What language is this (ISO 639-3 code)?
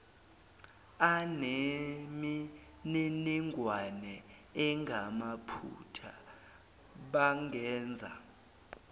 zul